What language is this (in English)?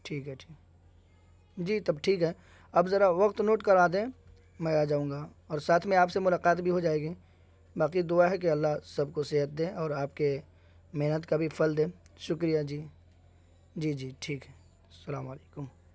Urdu